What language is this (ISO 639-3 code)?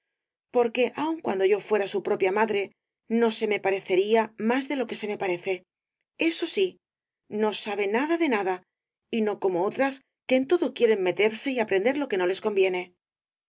spa